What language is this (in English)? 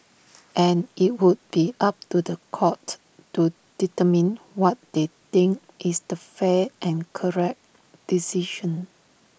English